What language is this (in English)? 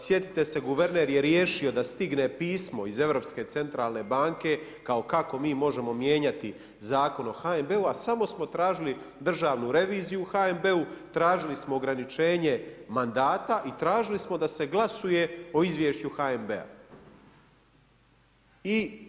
Croatian